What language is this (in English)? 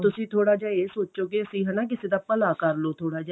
Punjabi